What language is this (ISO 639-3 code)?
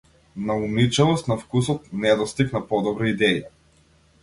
mkd